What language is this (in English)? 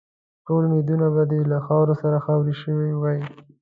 Pashto